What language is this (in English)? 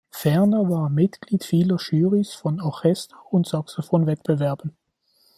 German